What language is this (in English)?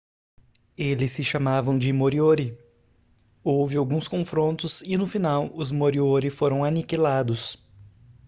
Portuguese